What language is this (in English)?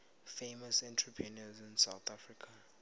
South Ndebele